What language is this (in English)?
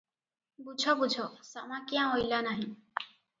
Odia